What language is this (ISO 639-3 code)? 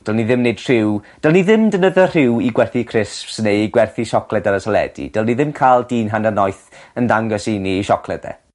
cym